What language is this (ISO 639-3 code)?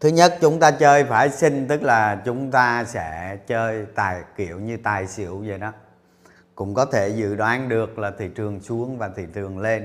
vie